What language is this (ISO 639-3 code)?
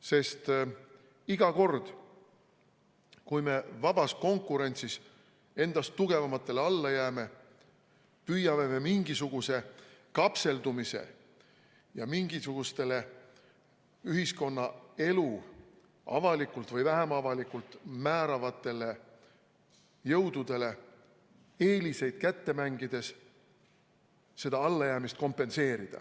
est